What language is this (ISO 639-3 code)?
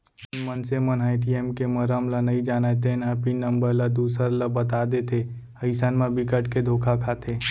hne